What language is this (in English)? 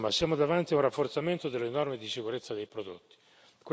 Italian